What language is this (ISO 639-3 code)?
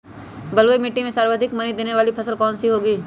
mag